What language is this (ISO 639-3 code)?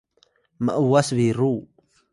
tay